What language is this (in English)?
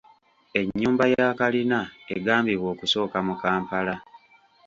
Ganda